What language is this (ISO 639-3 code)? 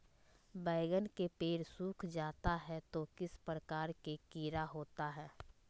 mag